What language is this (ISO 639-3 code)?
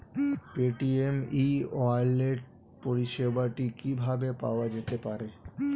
ben